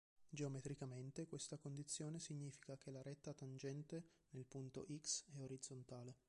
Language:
Italian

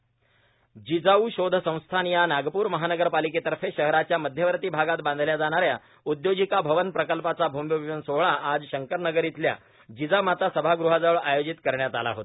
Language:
Marathi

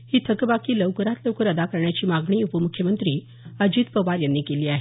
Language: Marathi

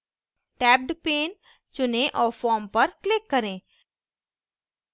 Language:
Hindi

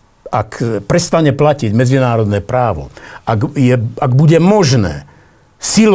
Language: Slovak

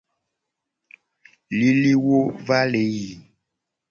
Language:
Gen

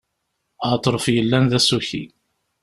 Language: Kabyle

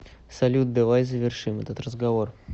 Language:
Russian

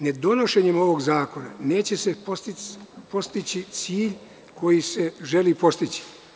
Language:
Serbian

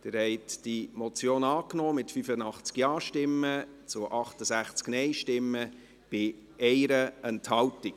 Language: Swiss German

